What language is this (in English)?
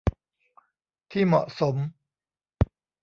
Thai